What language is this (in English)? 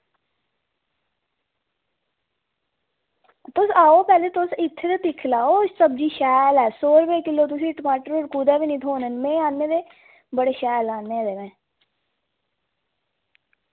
Dogri